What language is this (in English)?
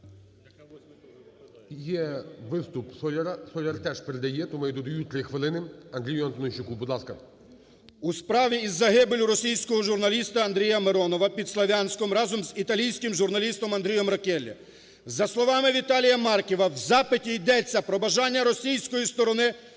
Ukrainian